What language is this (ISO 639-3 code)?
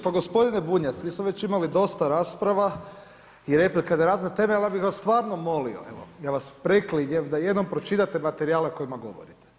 hrv